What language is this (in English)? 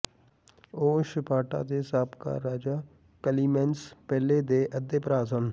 Punjabi